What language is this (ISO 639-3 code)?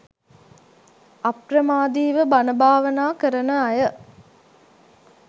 sin